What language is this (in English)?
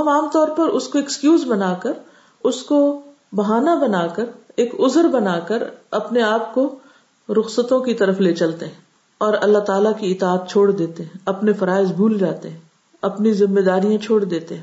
Urdu